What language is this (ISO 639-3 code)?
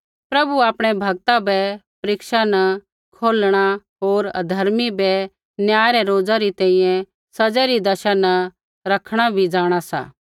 kfx